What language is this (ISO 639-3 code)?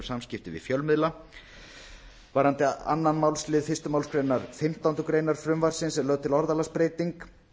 isl